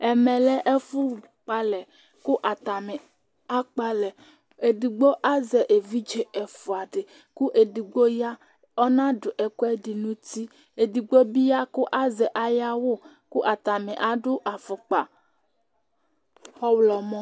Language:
Ikposo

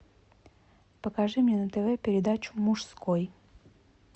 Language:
Russian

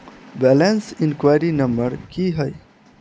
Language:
Maithili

